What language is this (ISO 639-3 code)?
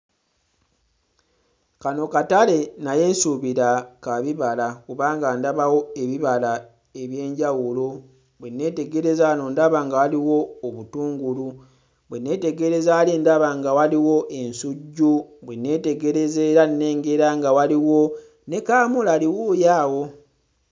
lug